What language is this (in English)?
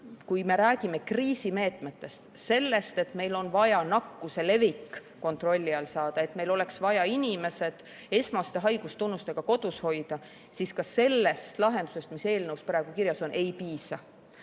Estonian